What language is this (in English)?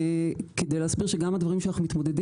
Hebrew